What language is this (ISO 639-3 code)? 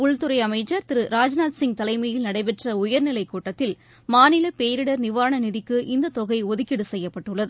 tam